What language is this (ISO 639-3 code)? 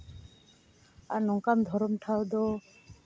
sat